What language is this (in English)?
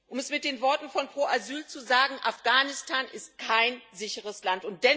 German